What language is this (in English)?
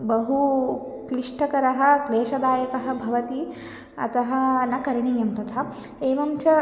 Sanskrit